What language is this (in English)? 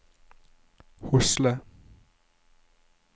Norwegian